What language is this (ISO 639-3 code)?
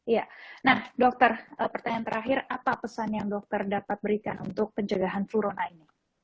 ind